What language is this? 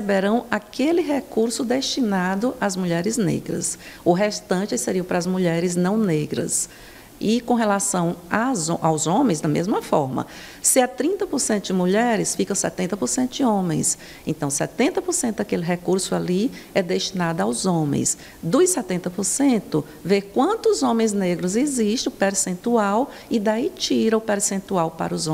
Portuguese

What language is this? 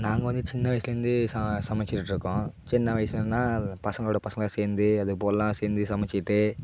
Tamil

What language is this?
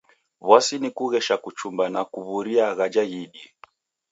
Taita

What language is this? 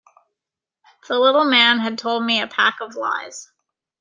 English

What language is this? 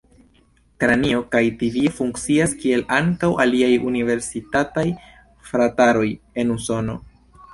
Esperanto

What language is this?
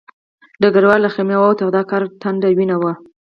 Pashto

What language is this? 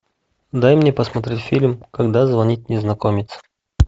Russian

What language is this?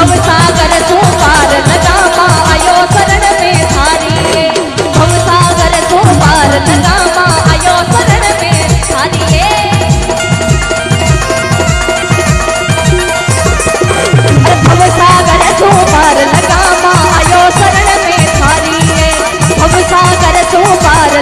Hindi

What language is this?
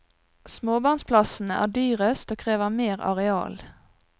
Norwegian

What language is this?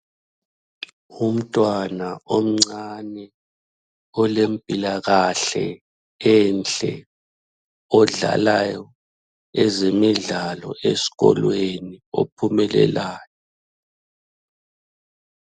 North Ndebele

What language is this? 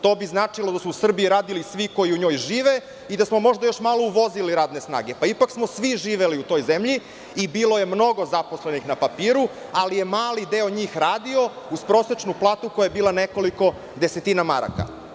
Serbian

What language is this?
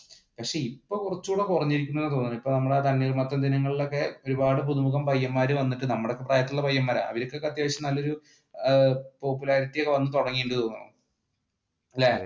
Malayalam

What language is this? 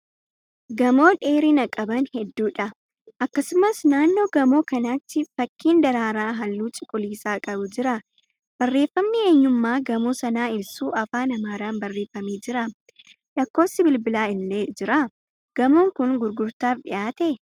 Oromo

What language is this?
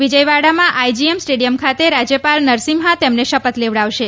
Gujarati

